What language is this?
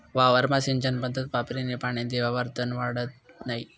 Marathi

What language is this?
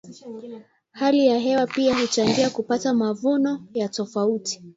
Swahili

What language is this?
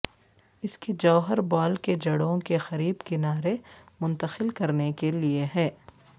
Urdu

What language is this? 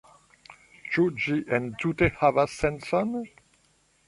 Esperanto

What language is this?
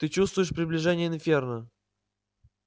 Russian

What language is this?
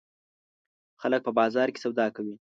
Pashto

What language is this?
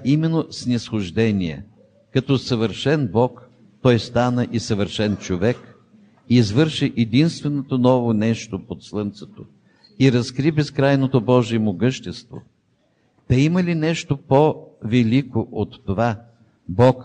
Bulgarian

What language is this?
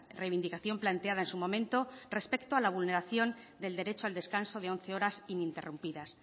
Spanish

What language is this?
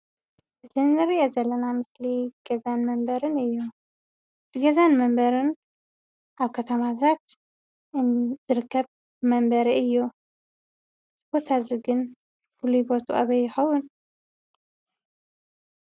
Tigrinya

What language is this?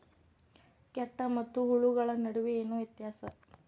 Kannada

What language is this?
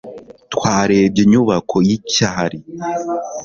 Kinyarwanda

